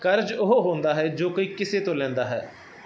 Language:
Punjabi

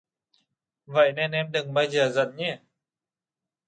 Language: Vietnamese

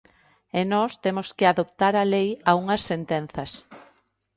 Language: Galician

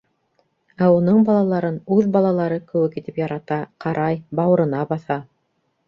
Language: Bashkir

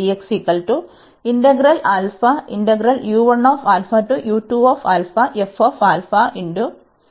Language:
Malayalam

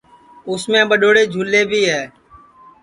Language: Sansi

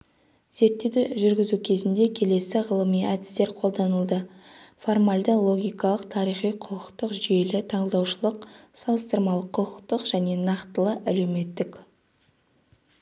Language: Kazakh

